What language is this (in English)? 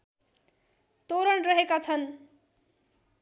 Nepali